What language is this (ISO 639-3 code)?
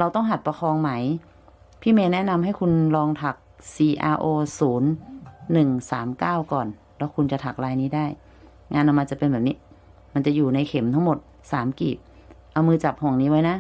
tha